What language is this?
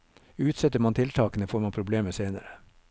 Norwegian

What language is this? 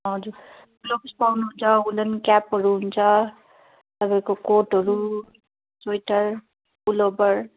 Nepali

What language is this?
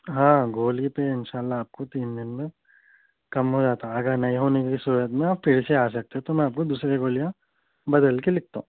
Urdu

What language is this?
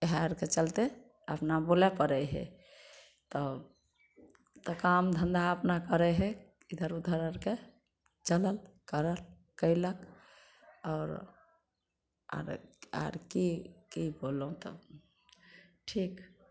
Maithili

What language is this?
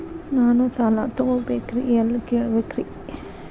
Kannada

